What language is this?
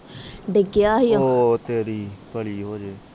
Punjabi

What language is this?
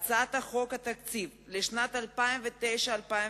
Hebrew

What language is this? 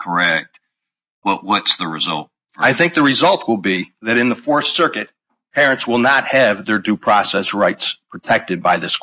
English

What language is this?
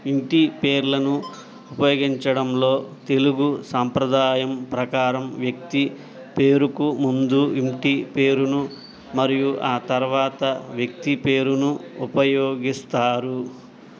Telugu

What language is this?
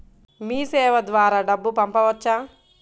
Telugu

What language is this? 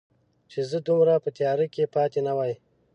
Pashto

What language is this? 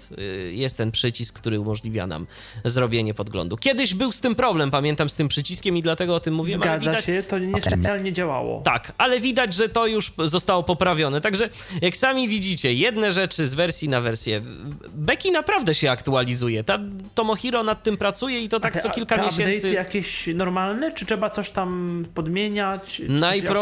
Polish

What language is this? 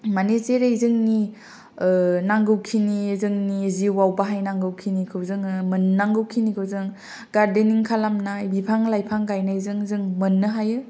Bodo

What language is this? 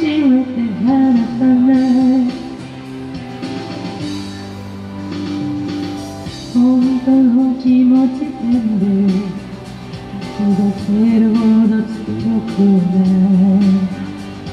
Korean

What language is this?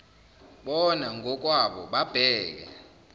Zulu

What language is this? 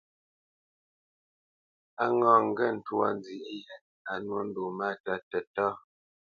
Bamenyam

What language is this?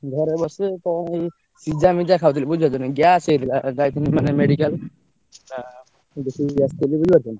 Odia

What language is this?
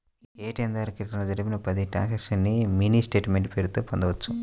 Telugu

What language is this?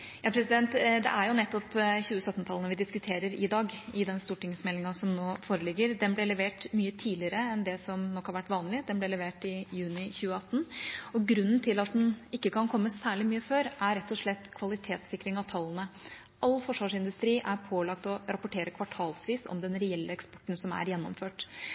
Norwegian Bokmål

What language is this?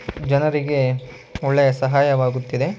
Kannada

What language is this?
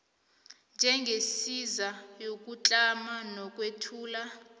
South Ndebele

